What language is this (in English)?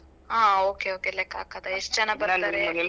Kannada